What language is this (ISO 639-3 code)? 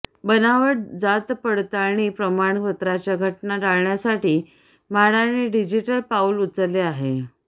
mar